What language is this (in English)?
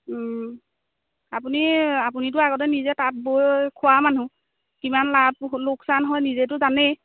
Assamese